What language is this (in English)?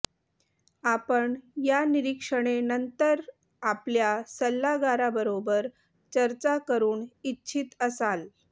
Marathi